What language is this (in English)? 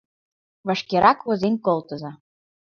Mari